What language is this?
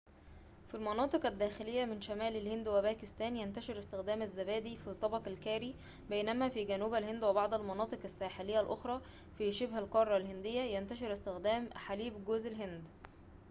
Arabic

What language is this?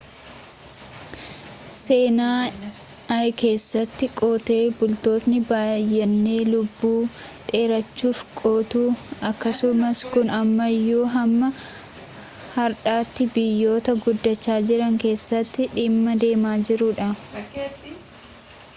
Oromo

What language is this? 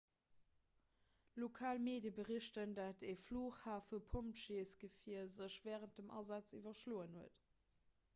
Luxembourgish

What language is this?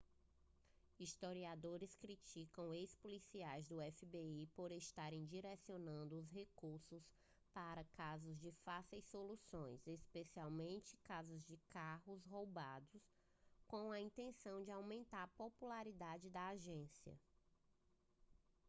Portuguese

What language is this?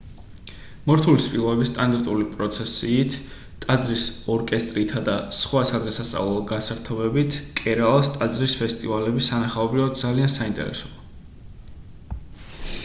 Georgian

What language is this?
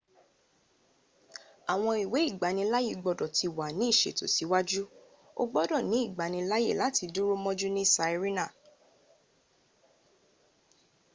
Yoruba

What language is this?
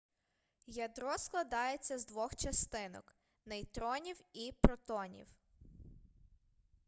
Ukrainian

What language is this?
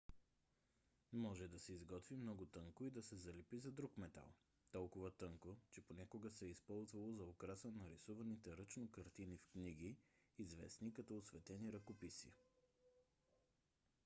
Bulgarian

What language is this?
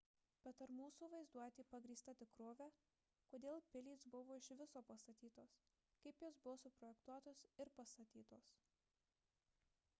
Lithuanian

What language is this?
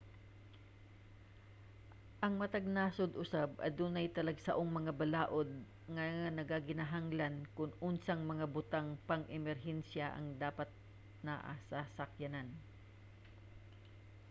Cebuano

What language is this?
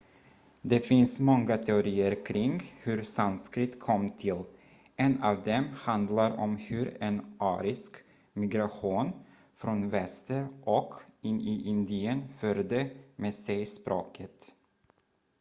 Swedish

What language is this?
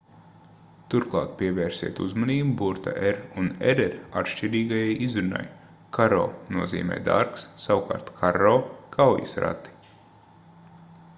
Latvian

